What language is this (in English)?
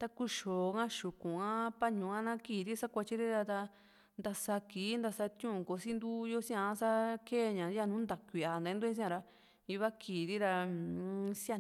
Juxtlahuaca Mixtec